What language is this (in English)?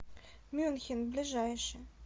Russian